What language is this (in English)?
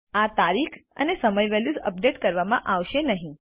Gujarati